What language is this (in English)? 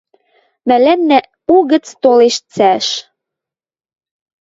Western Mari